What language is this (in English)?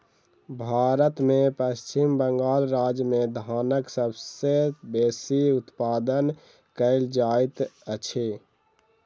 Maithili